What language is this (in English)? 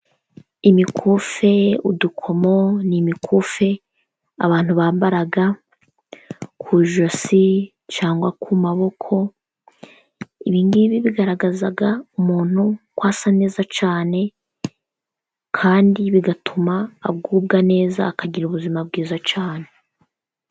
Kinyarwanda